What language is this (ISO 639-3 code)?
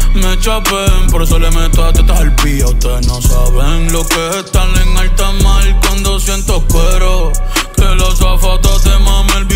ron